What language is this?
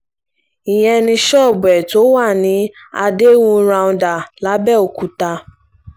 Yoruba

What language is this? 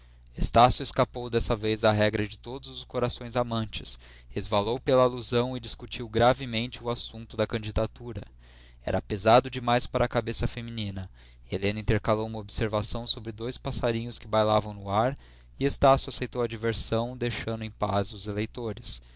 Portuguese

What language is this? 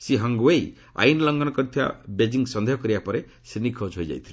Odia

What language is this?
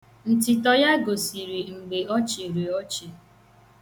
Igbo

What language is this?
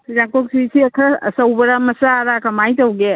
Manipuri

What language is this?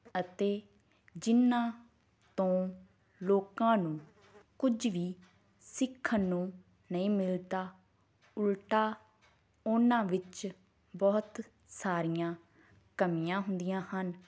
Punjabi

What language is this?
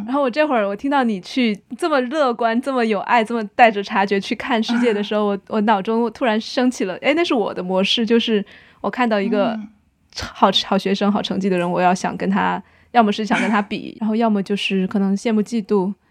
Chinese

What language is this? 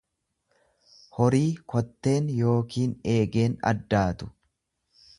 Oromo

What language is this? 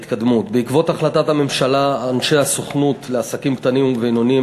Hebrew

